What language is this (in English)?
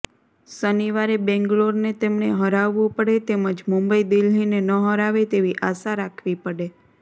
Gujarati